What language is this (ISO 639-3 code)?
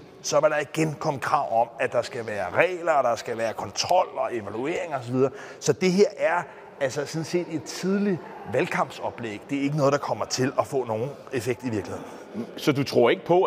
dan